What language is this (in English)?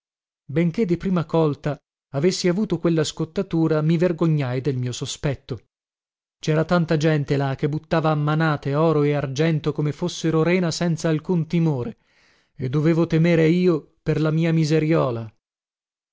Italian